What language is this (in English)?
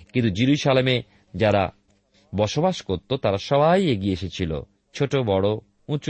Bangla